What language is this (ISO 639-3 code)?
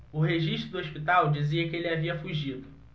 por